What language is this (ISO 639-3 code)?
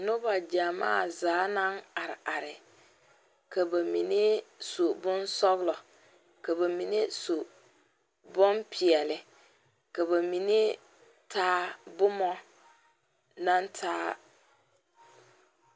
dga